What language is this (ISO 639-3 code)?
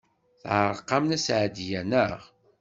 kab